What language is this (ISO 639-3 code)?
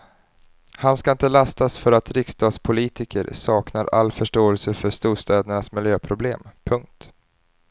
swe